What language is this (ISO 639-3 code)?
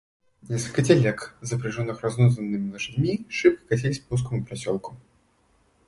rus